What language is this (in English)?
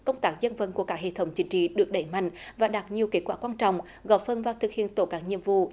Vietnamese